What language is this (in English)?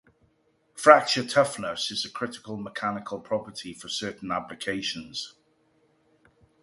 English